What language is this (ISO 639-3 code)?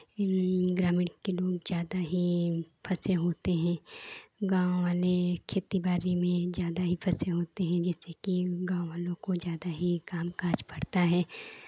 hin